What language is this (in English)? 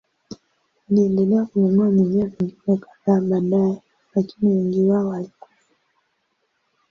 Swahili